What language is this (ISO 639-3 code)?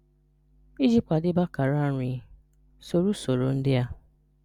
ibo